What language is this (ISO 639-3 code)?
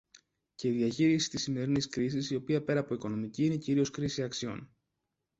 ell